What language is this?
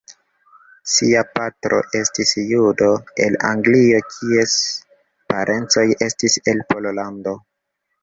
Esperanto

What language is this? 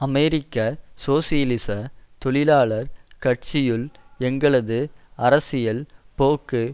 Tamil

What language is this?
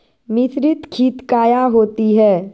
Magahi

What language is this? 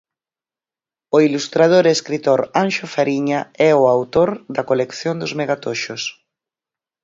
Galician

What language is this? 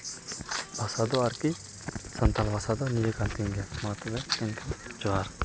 Santali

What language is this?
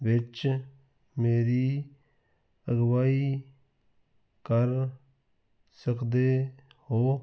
Punjabi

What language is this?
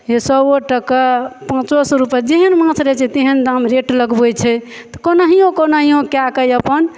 Maithili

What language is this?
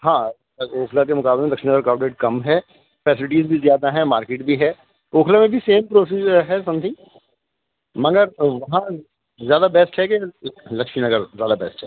Urdu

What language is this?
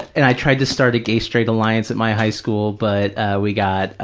English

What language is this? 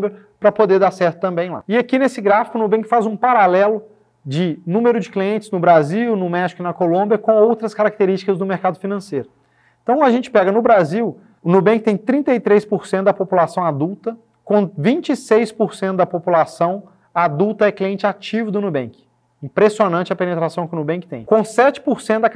Portuguese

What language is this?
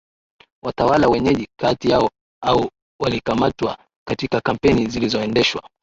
Swahili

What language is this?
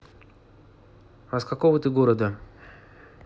Russian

